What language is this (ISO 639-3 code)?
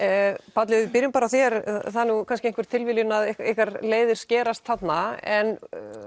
isl